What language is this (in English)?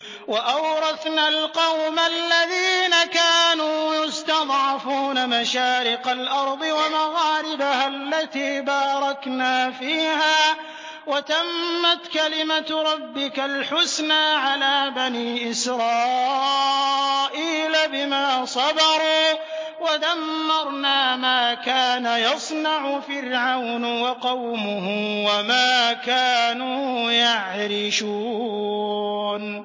Arabic